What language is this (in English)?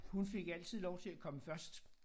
Danish